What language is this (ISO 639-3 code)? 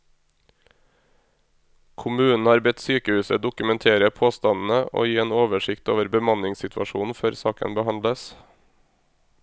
nor